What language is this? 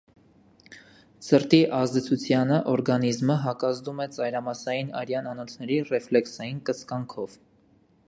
Armenian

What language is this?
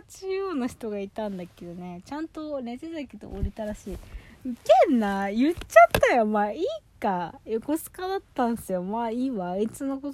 Japanese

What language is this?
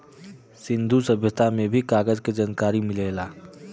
Bhojpuri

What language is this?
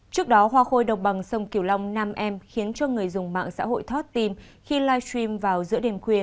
Vietnamese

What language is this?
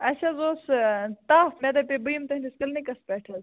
Kashmiri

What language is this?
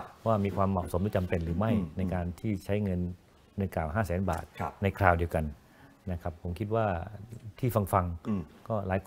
Thai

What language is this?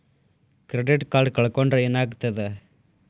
Kannada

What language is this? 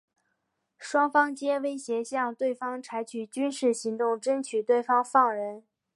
Chinese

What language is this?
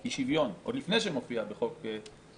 Hebrew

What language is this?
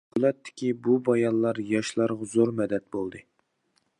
Uyghur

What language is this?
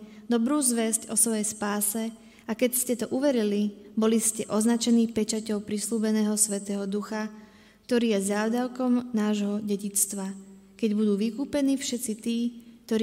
Slovak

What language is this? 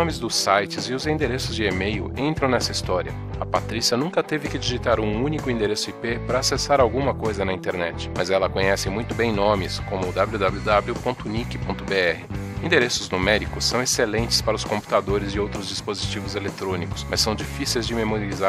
Portuguese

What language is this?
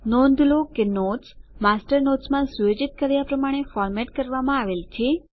Gujarati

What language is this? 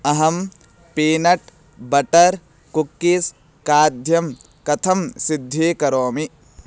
Sanskrit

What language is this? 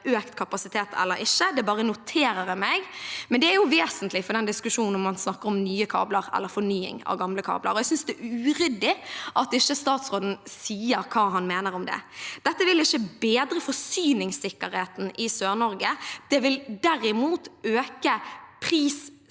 Norwegian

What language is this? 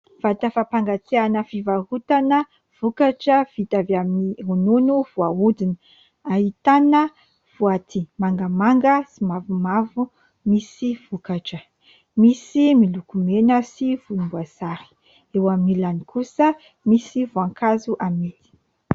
Malagasy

